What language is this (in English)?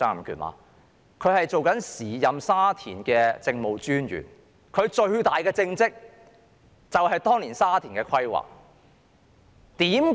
Cantonese